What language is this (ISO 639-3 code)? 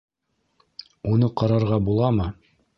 bak